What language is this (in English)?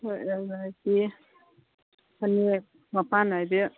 Manipuri